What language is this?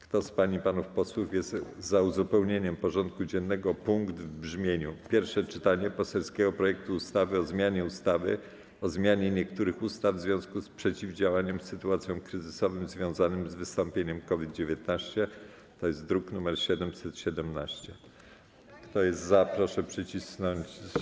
Polish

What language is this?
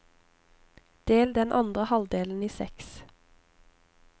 Norwegian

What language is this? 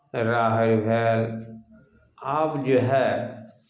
Maithili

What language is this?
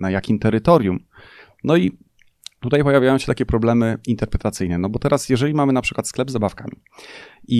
Polish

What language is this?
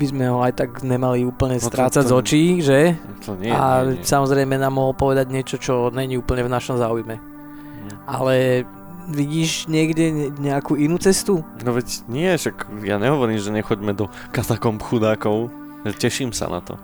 Slovak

